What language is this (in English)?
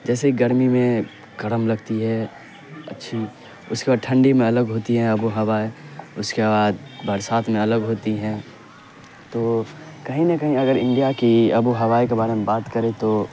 Urdu